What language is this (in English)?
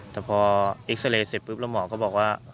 Thai